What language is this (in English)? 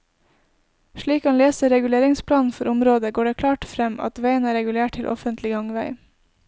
Norwegian